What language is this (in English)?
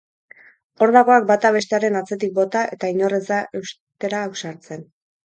Basque